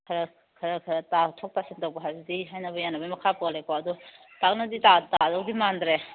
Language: Manipuri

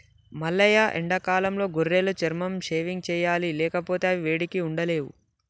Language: Telugu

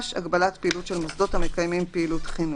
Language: Hebrew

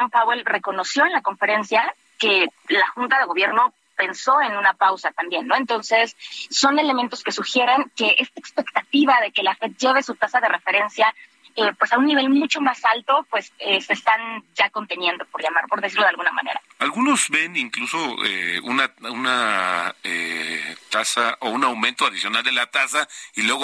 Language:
Spanish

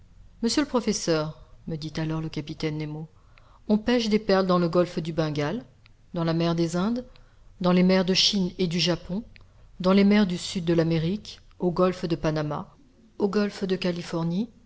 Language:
French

